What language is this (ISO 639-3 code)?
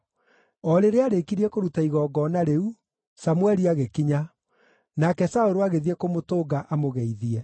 kik